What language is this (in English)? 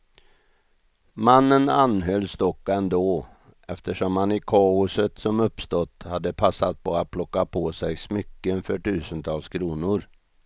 Swedish